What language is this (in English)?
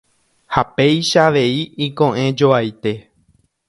Guarani